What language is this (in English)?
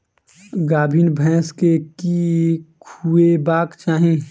Maithili